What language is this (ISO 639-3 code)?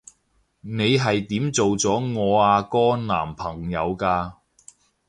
yue